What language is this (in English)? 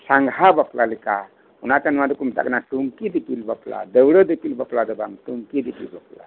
Santali